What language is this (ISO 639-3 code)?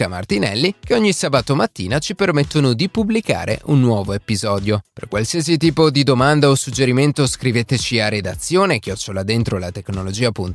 ita